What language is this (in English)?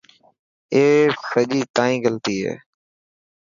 Dhatki